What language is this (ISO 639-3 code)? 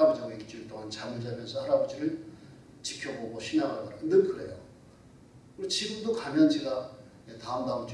kor